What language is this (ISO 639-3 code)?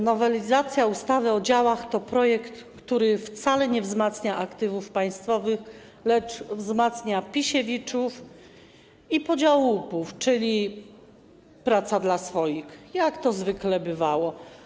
pol